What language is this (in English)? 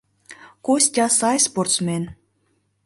Mari